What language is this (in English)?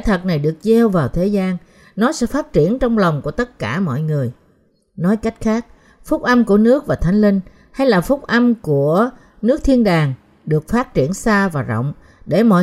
Vietnamese